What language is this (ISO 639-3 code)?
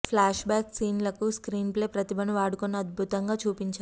tel